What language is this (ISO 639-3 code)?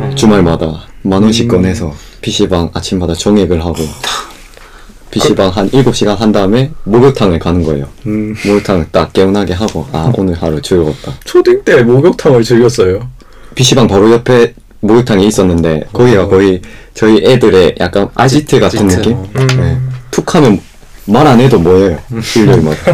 kor